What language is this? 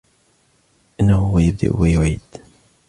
Arabic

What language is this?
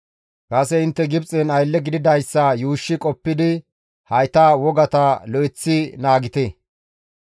Gamo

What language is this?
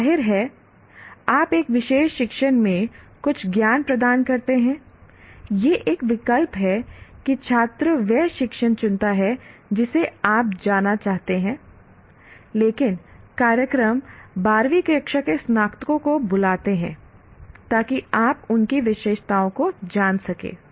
Hindi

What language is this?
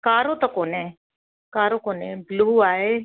Sindhi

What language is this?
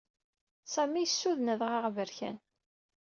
Kabyle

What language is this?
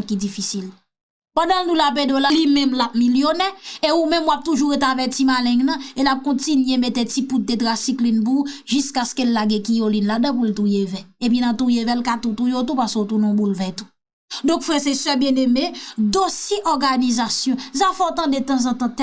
French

